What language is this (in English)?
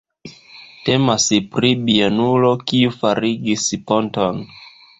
Esperanto